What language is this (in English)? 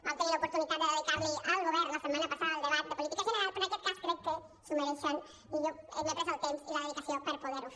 Catalan